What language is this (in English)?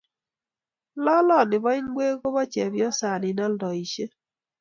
Kalenjin